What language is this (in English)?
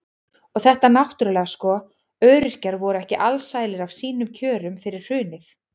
Icelandic